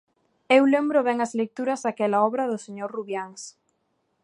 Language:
Galician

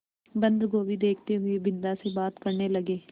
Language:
Hindi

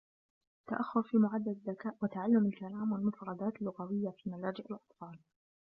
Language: Arabic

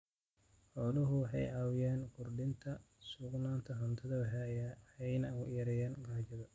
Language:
Somali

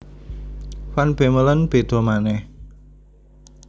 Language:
Javanese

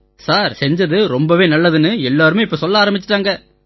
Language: Tamil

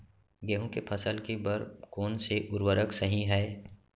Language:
Chhattisgarhi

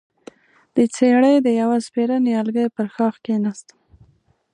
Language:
Pashto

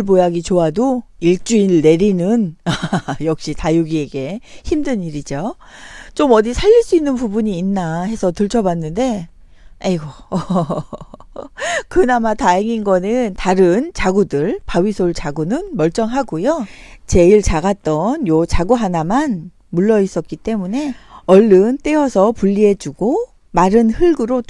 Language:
Korean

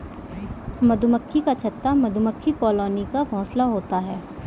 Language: Hindi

